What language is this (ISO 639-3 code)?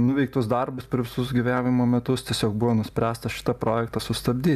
lit